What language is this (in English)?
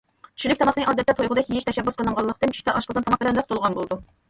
Uyghur